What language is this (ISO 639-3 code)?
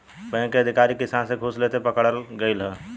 bho